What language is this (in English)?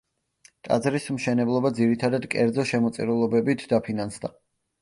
Georgian